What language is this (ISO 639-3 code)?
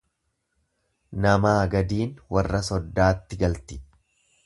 orm